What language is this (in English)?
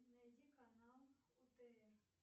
Russian